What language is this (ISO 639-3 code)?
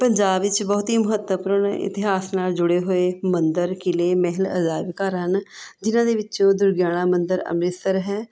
pan